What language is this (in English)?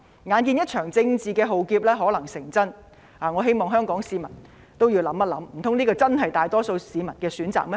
Cantonese